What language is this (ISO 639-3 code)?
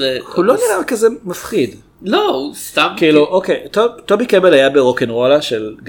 heb